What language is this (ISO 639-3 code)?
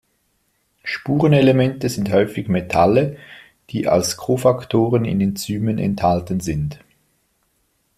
deu